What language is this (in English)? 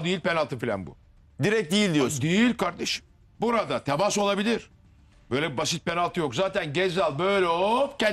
Turkish